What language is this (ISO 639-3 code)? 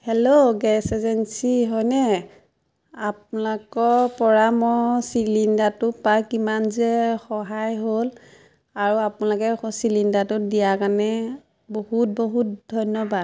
asm